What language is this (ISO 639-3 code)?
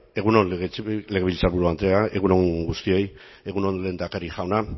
eus